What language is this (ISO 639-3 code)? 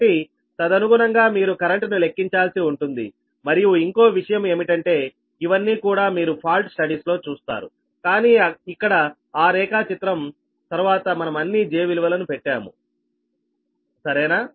tel